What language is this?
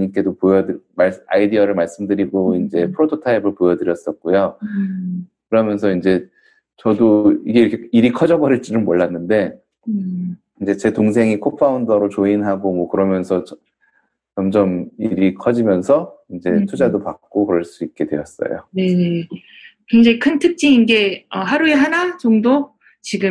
Korean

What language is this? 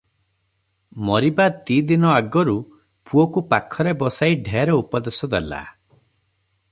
Odia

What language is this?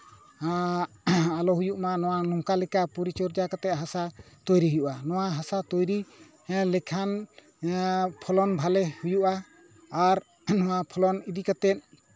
Santali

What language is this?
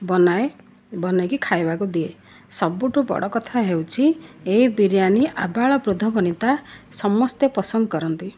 Odia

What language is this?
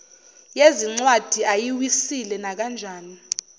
Zulu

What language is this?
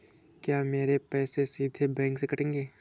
Hindi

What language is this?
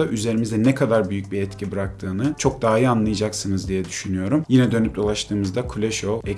Turkish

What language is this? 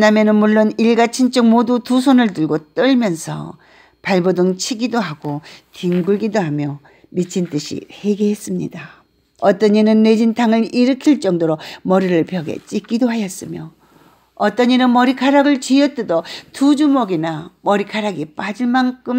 Korean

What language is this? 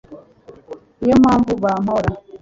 Kinyarwanda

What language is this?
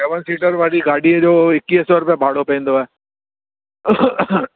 Sindhi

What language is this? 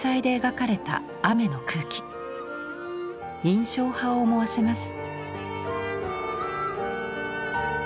Japanese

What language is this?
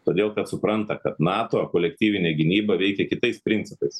Lithuanian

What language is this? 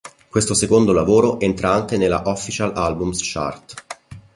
Italian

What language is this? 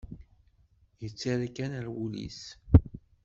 Kabyle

